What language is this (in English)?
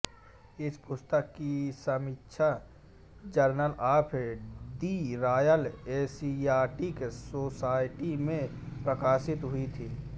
Hindi